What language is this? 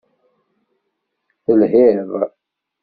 Kabyle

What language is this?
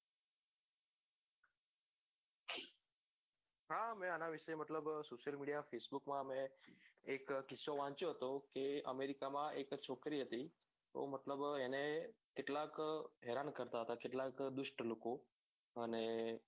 Gujarati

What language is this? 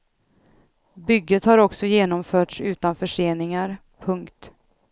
Swedish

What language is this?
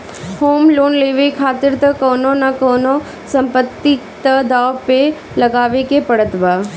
Bhojpuri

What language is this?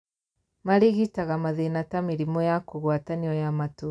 Kikuyu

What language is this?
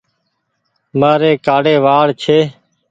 Goaria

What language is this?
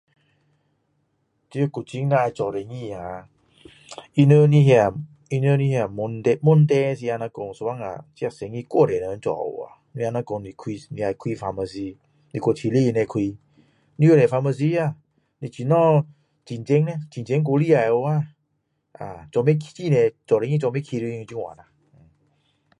Min Dong Chinese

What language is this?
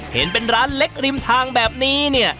Thai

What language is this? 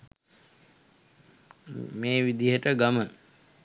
Sinhala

